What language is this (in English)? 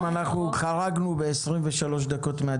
Hebrew